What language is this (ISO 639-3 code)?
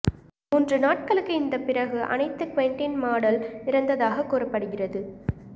tam